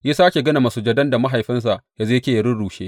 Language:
Hausa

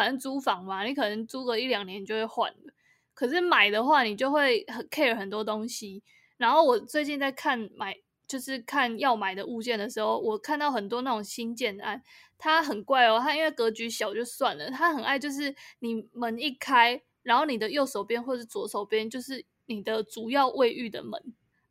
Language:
Chinese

